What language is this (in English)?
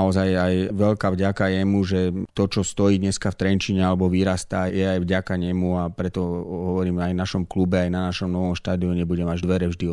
Slovak